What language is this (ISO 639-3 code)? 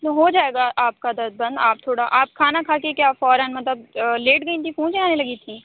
urd